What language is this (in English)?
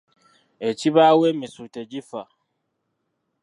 Ganda